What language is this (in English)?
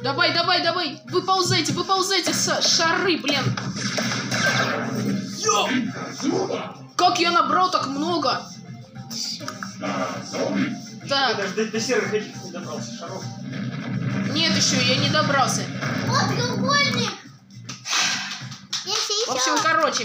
Russian